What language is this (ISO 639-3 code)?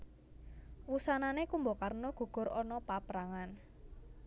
jav